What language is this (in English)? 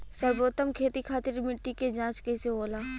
Bhojpuri